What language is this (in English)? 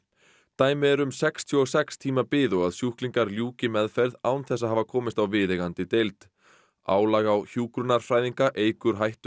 Icelandic